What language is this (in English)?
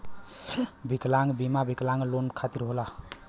Bhojpuri